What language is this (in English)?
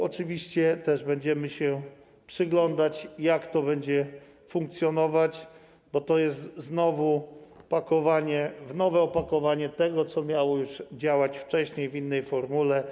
Polish